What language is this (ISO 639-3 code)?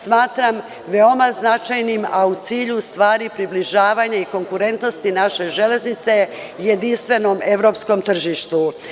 srp